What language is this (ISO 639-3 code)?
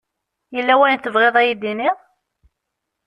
kab